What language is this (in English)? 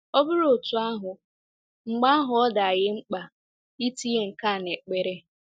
Igbo